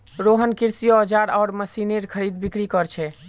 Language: Magahi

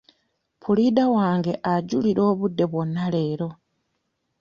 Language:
Ganda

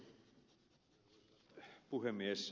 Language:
Finnish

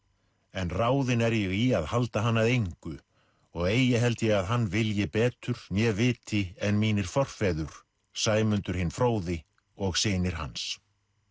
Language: Icelandic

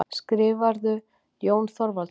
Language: Icelandic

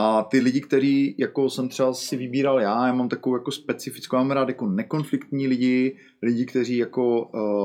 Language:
Czech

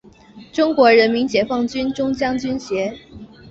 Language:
Chinese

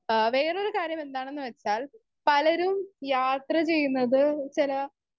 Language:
Malayalam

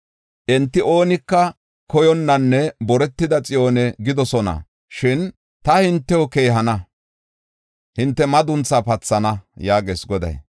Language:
Gofa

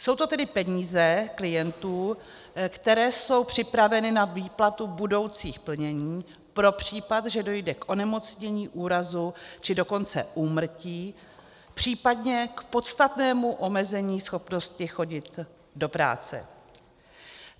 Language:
Czech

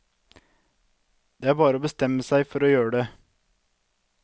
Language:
Norwegian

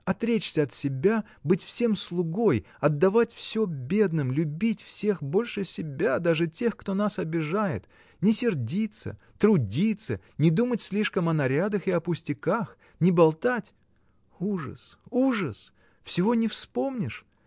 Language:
Russian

